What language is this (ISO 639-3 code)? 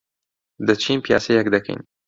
ckb